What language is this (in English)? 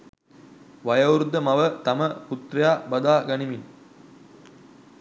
Sinhala